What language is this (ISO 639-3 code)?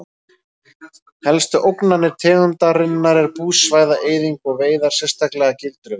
isl